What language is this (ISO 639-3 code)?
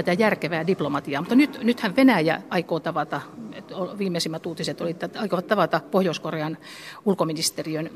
fin